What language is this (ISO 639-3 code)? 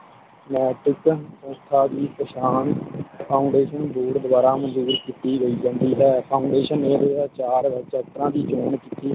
pan